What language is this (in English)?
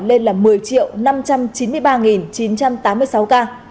Vietnamese